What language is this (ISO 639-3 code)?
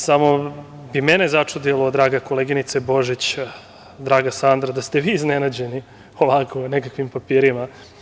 srp